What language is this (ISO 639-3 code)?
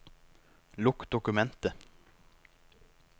nor